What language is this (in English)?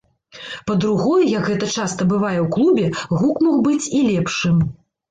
Belarusian